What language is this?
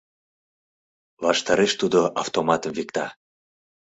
Mari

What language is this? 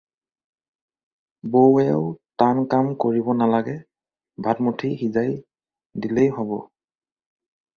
Assamese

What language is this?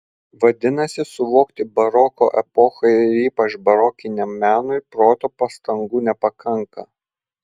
Lithuanian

